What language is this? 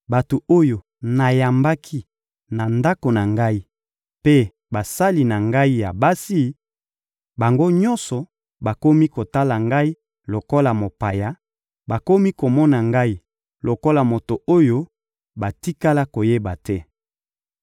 Lingala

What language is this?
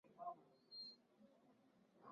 Swahili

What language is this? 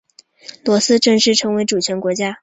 Chinese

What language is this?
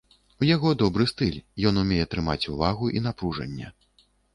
Belarusian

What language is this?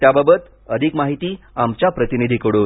Marathi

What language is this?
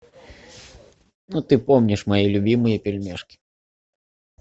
Russian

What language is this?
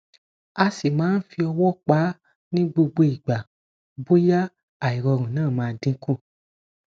Yoruba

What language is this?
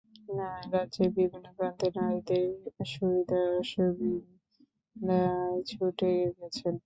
Bangla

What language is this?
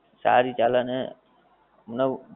Gujarati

